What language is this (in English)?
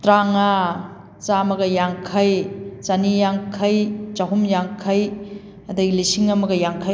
Manipuri